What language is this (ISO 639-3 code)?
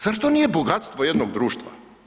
hrv